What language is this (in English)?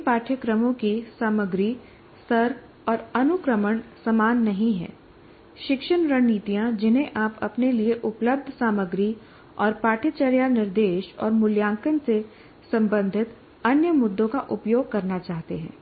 Hindi